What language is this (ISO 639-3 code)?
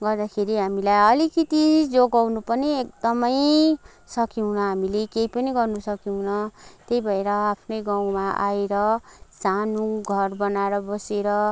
nep